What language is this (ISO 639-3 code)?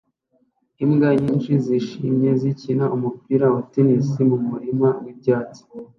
kin